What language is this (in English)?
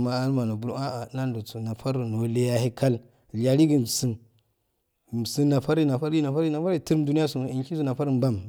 Afade